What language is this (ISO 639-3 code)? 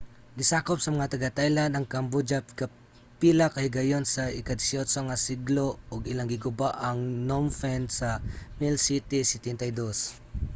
ceb